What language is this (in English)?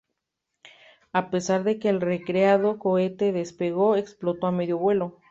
Spanish